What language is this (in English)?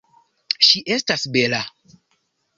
Esperanto